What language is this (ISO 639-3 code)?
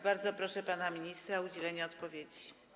pol